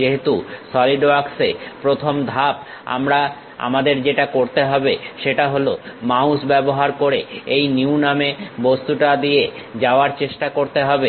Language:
Bangla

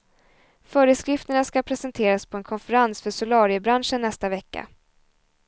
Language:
Swedish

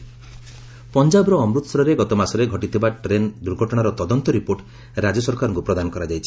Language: Odia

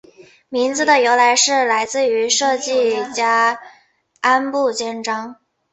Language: Chinese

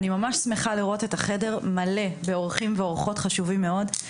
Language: Hebrew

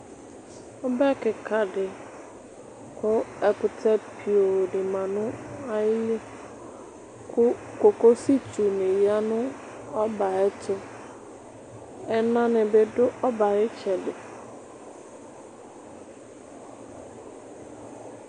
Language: Ikposo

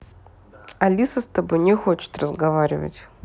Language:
Russian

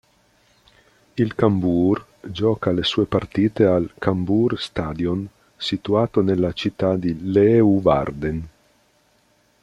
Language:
Italian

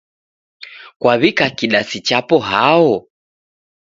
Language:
Taita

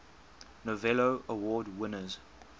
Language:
English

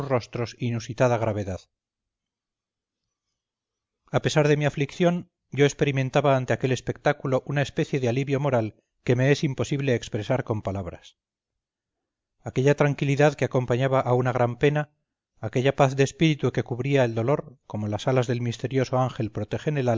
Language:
Spanish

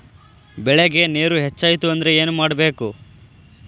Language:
Kannada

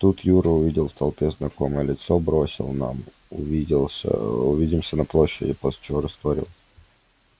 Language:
Russian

